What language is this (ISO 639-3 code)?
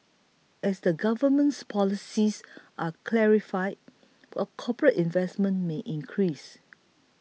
eng